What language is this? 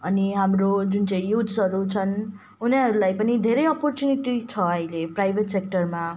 Nepali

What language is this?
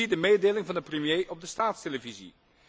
Dutch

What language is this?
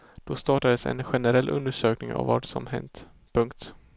Swedish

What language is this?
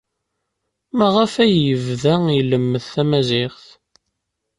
Kabyle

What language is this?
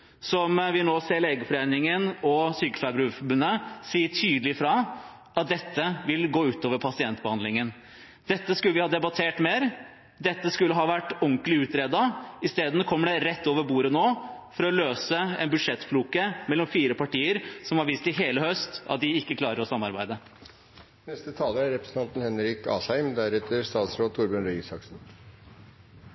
Norwegian Bokmål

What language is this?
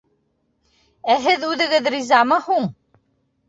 Bashkir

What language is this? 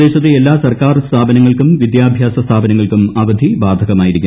Malayalam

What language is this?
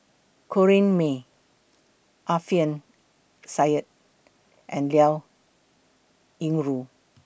English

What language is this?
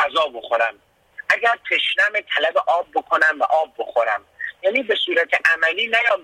Persian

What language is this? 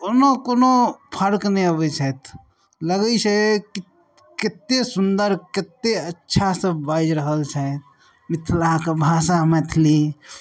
Maithili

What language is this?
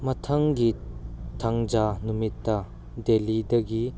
Manipuri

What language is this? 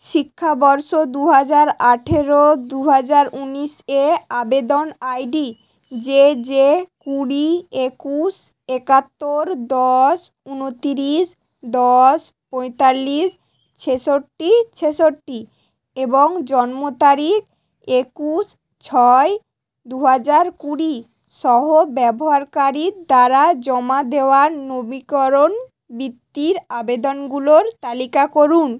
Bangla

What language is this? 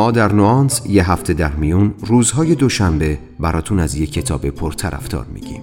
Persian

